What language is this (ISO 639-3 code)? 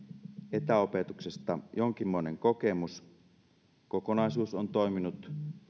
fin